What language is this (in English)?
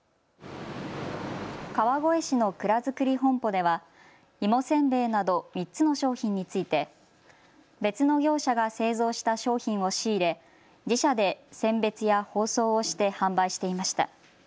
Japanese